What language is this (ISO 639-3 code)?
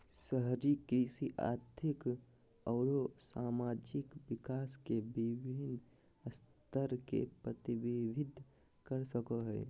mag